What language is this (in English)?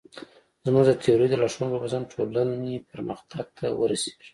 Pashto